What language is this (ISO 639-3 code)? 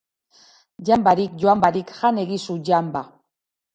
eus